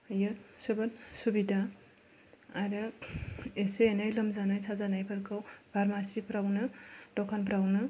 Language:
Bodo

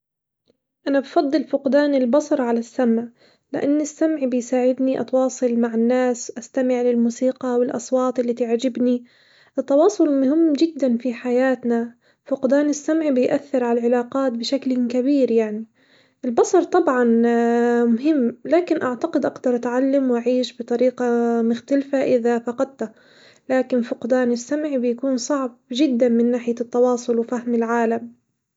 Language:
Hijazi Arabic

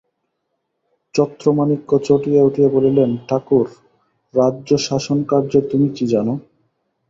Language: Bangla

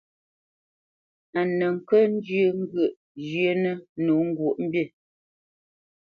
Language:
Bamenyam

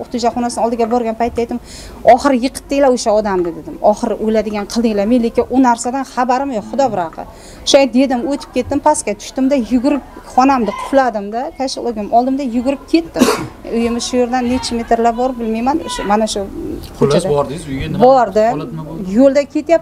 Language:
Turkish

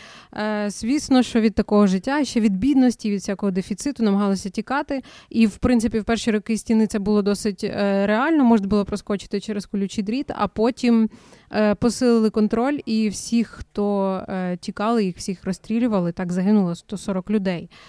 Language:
Ukrainian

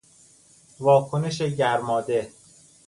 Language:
Persian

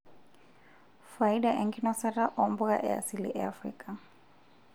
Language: Masai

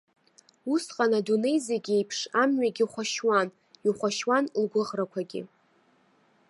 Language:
Abkhazian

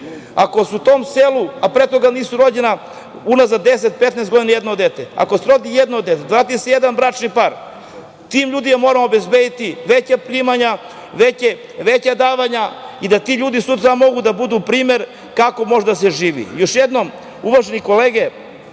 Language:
Serbian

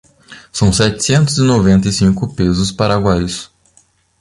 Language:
Portuguese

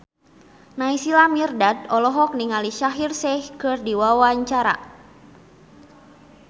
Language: Sundanese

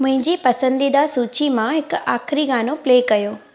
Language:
Sindhi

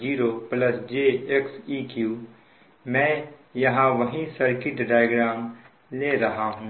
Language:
Hindi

